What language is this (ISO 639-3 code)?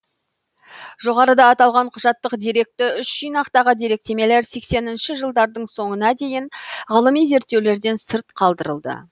kaz